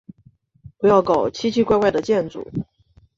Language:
Chinese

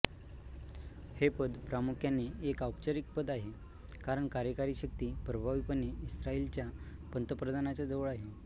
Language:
Marathi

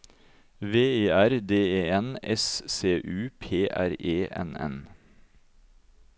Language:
Norwegian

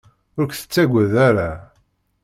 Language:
Kabyle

